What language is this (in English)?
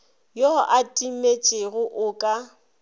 Northern Sotho